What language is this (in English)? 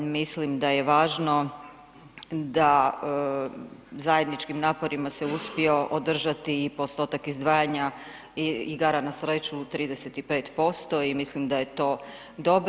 Croatian